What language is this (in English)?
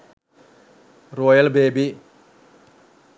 Sinhala